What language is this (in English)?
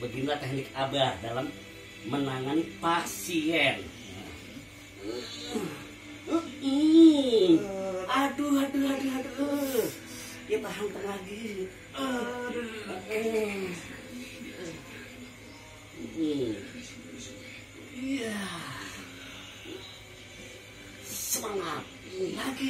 Indonesian